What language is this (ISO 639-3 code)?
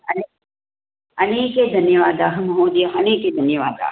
san